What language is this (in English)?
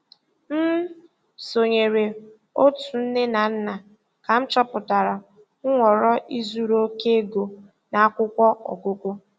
Igbo